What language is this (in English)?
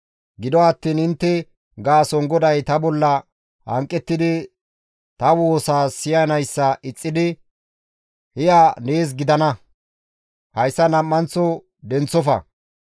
Gamo